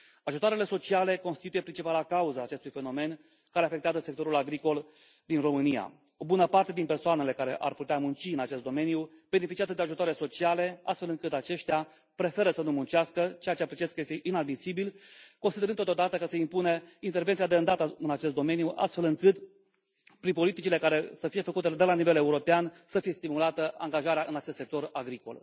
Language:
Romanian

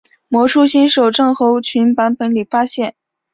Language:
Chinese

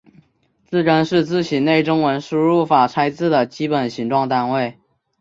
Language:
Chinese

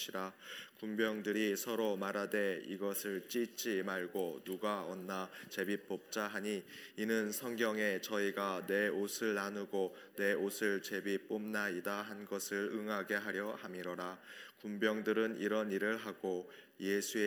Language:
Korean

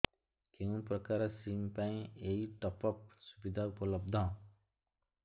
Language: Odia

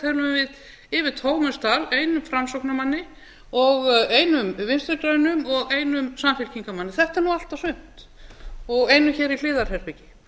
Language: Icelandic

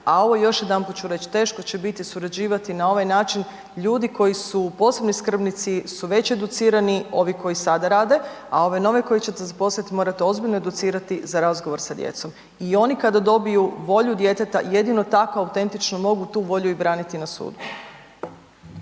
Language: Croatian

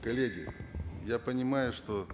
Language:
Kazakh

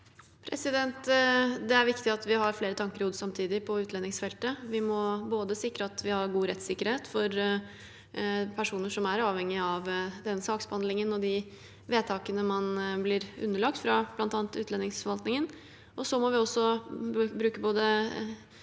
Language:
Norwegian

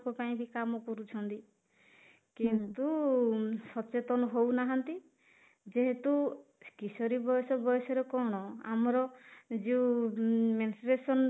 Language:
Odia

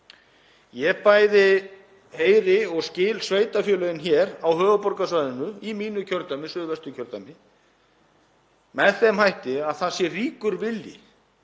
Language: Icelandic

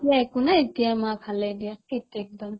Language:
Assamese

